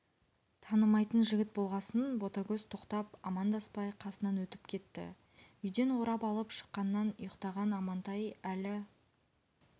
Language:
Kazakh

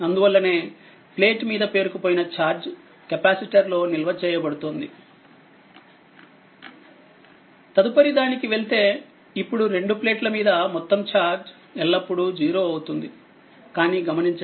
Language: Telugu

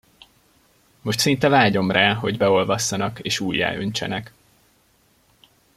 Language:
Hungarian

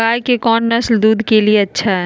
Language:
Magahi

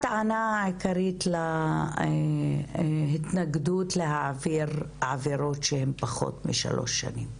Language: Hebrew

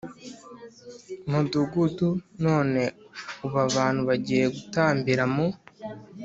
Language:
Kinyarwanda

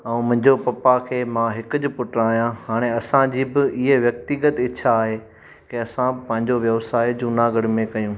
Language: Sindhi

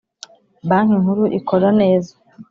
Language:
Kinyarwanda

